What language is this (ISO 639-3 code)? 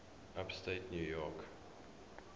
eng